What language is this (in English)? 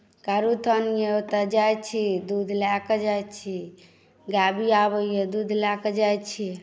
Maithili